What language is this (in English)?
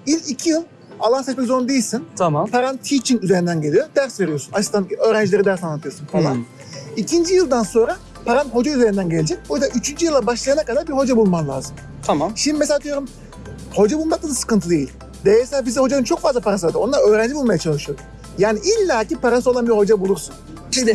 Turkish